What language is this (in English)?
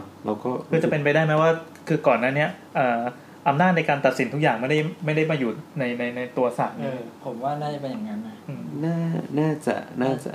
Thai